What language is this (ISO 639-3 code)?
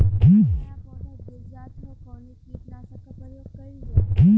bho